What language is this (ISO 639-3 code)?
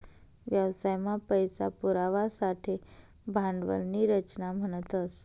mar